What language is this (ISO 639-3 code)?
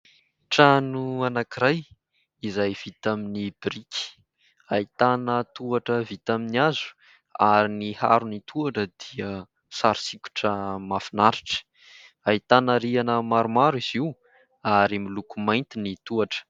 mlg